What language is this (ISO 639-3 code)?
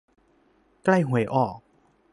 tha